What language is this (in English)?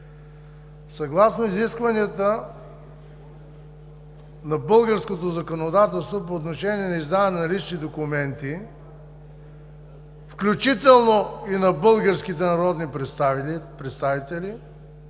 Bulgarian